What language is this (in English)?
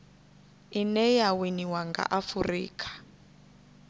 Venda